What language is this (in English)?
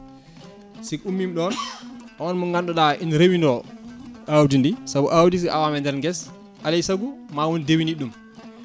Fula